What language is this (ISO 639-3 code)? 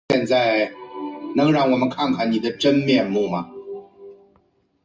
zho